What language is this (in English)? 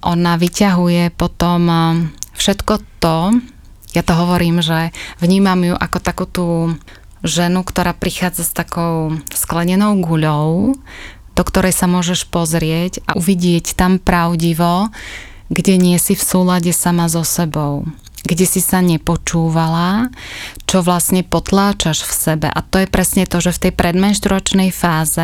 Slovak